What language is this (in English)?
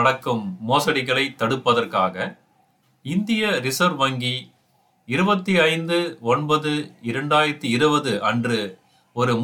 Tamil